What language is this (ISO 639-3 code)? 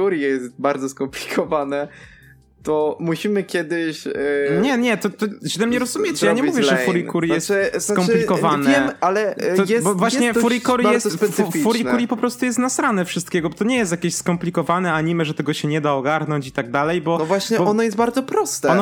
pol